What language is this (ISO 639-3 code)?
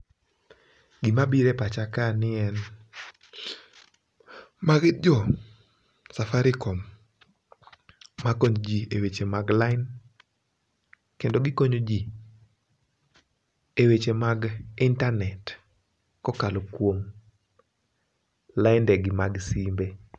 luo